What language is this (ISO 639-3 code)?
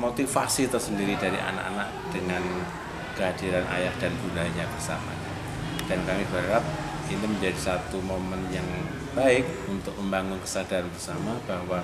ind